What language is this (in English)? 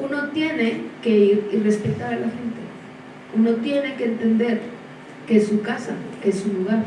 Spanish